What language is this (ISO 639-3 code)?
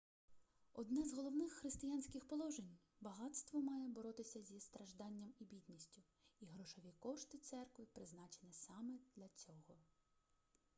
ukr